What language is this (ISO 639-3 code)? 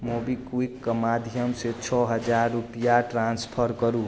mai